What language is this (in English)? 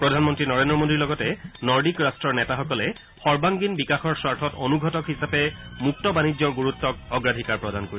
Assamese